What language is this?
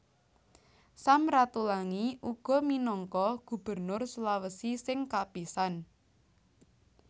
Javanese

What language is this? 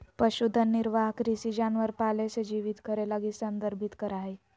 Magahi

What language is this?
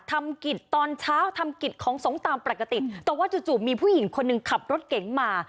Thai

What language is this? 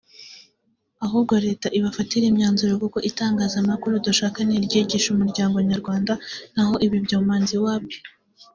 Kinyarwanda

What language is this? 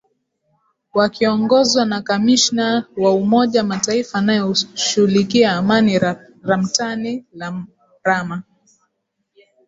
Swahili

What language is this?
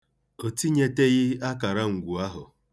Igbo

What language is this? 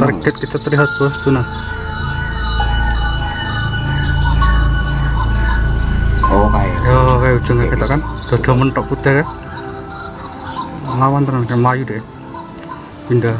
Indonesian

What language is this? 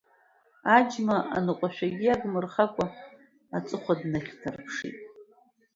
Abkhazian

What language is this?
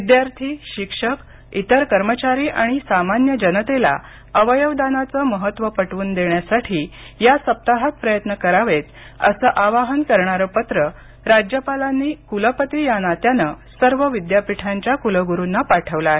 Marathi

